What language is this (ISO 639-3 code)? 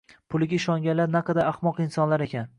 uzb